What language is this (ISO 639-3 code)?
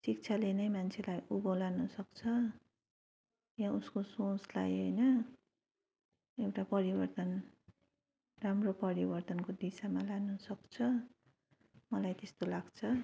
nep